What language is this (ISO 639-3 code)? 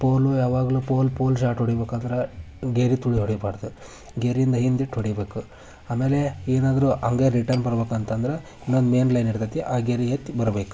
kan